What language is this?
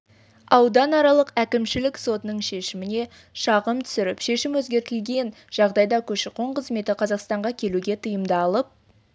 Kazakh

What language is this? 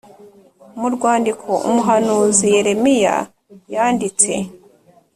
Kinyarwanda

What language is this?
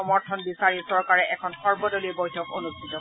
Assamese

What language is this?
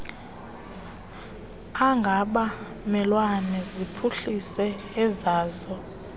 Xhosa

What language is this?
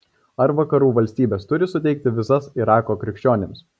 Lithuanian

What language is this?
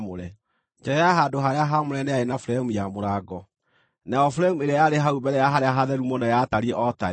Kikuyu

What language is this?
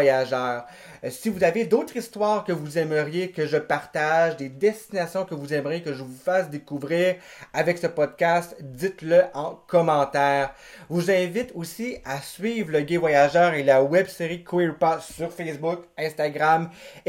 French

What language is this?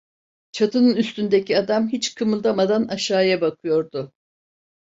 Turkish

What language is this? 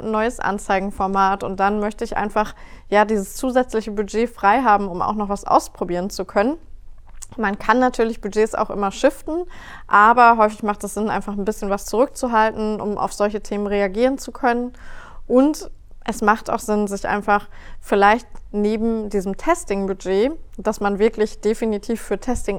German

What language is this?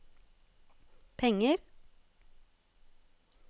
Norwegian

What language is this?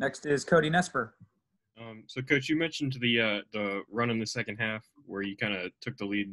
English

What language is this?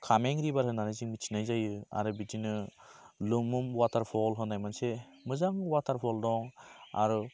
Bodo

